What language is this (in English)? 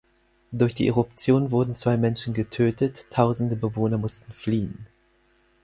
German